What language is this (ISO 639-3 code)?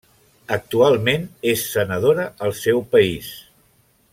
cat